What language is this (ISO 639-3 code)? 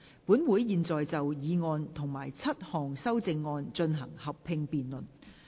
yue